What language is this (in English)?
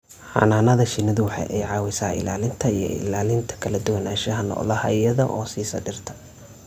Somali